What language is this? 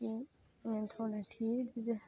Dogri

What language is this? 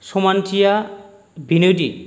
Bodo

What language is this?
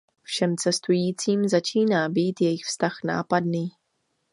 Czech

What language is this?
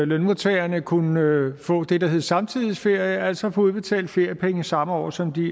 Danish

